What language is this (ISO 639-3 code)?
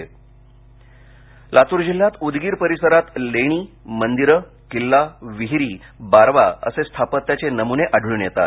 mar